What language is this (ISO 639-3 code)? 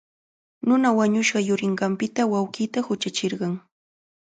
qvl